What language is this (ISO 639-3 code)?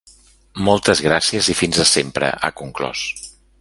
cat